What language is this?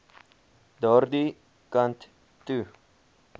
Afrikaans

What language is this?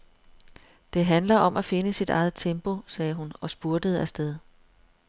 Danish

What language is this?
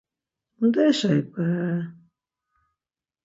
Laz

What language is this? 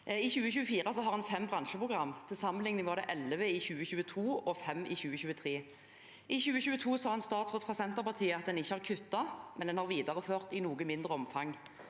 Norwegian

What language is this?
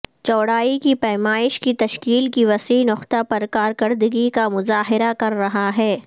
Urdu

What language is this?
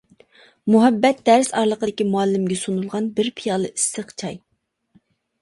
Uyghur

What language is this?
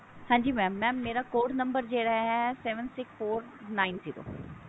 Punjabi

